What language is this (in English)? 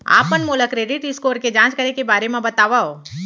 Chhattisgarhi